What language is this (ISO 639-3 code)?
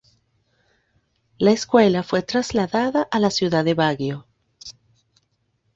spa